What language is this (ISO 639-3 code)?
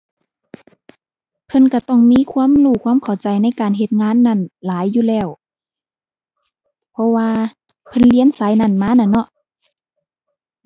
tha